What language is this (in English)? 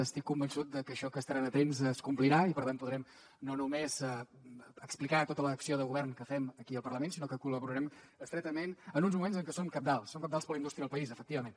Catalan